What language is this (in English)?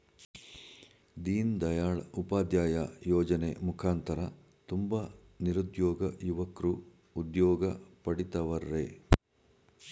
Kannada